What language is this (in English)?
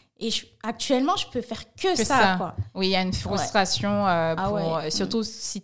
French